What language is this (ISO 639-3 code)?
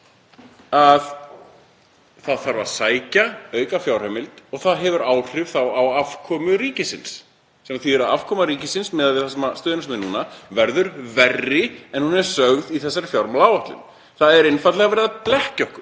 isl